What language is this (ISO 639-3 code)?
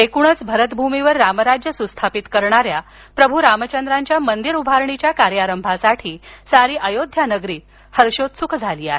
mar